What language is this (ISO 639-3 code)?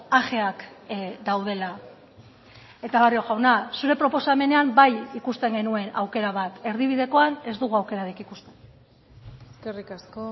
eus